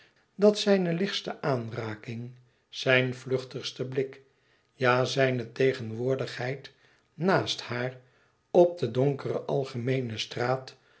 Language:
Dutch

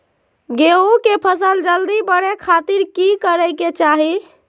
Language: Magahi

